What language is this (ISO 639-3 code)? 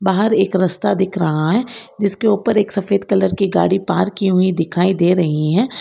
hin